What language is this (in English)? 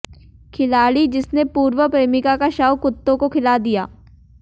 Hindi